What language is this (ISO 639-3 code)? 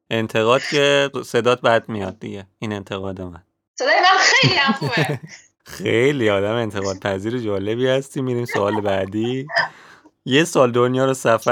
fas